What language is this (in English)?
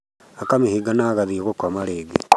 Kikuyu